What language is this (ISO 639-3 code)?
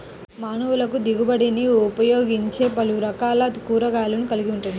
tel